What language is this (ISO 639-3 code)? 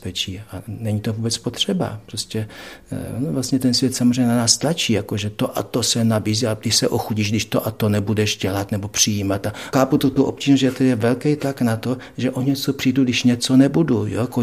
ces